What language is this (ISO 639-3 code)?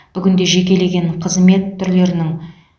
kaz